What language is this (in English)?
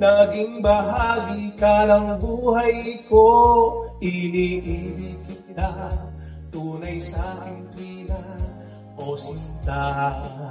Filipino